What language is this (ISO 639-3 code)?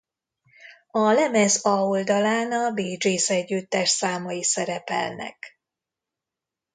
hun